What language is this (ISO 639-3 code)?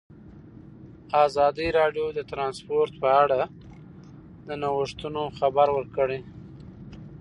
pus